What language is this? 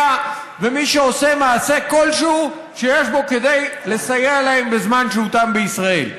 Hebrew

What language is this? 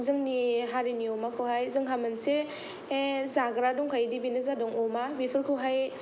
Bodo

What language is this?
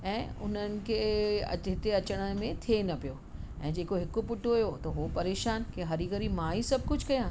Sindhi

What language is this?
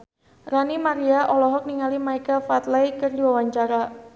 Sundanese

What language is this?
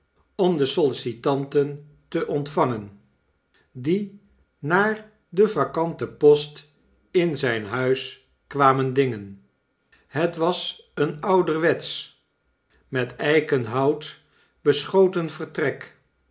Dutch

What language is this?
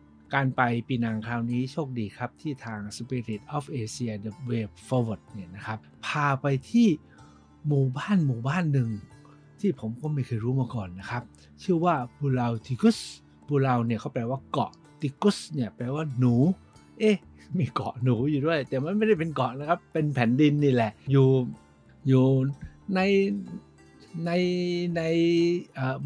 Thai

